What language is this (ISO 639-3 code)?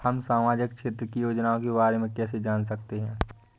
hin